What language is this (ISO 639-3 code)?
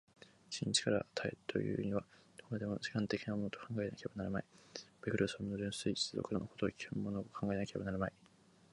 jpn